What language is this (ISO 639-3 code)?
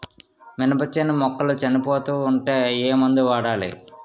tel